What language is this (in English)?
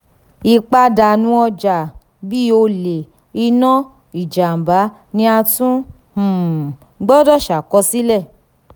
Yoruba